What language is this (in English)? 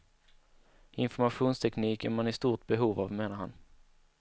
Swedish